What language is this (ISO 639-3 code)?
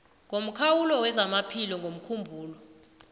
nbl